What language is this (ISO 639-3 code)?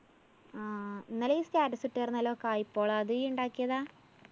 mal